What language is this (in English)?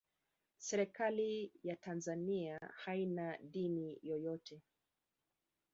Swahili